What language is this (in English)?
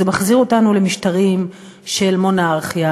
Hebrew